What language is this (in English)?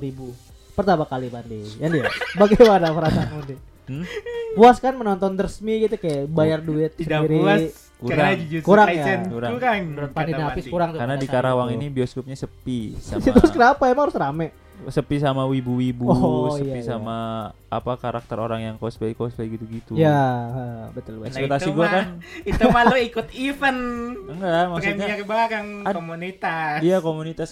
Indonesian